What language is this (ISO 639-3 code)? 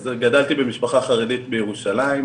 heb